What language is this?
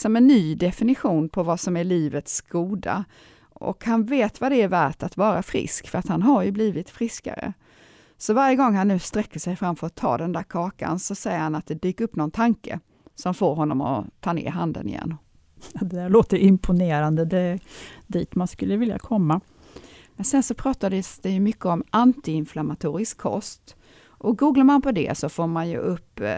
Swedish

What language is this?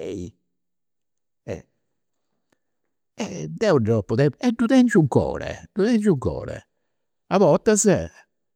Campidanese Sardinian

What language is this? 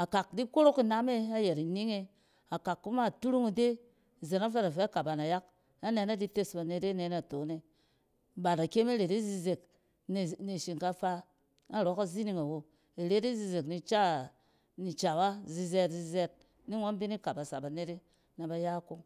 Cen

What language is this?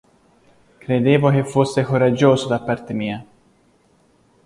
Italian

